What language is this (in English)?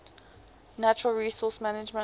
English